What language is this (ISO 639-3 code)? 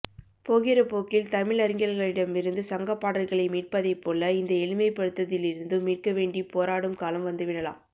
tam